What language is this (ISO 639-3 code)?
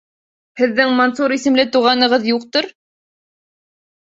bak